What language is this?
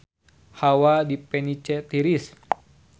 Sundanese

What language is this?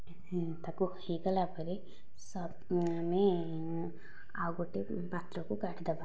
Odia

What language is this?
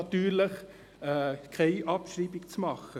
Swiss German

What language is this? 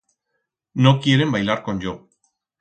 Aragonese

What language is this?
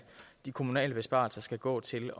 Danish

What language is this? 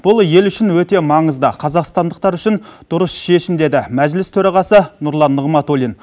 Kazakh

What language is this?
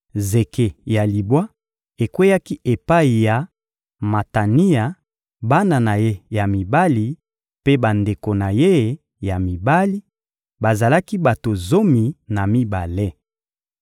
Lingala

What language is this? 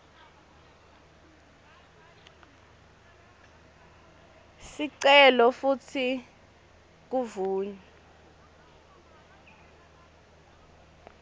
Swati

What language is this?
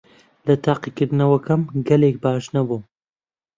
Central Kurdish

